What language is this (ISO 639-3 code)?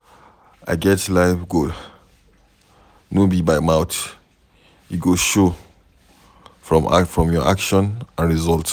pcm